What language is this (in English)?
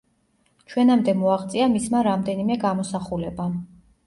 Georgian